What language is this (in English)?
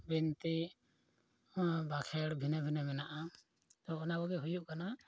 Santali